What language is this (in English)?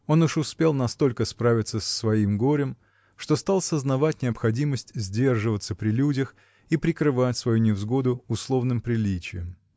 Russian